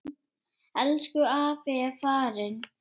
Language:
Icelandic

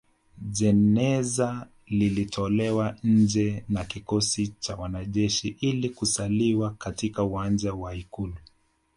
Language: Swahili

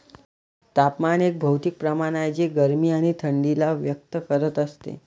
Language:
Marathi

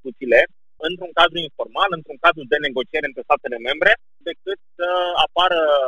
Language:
Romanian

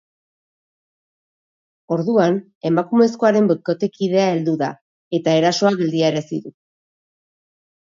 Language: Basque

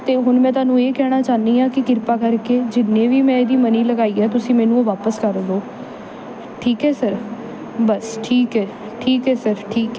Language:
Punjabi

